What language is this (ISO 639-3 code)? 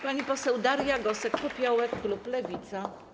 pol